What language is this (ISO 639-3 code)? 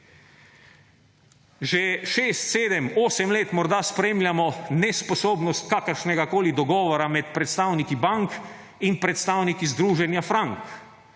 slv